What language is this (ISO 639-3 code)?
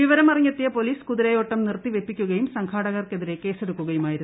mal